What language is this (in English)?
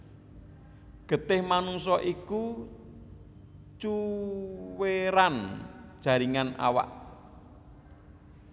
Javanese